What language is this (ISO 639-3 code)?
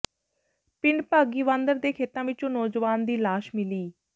pan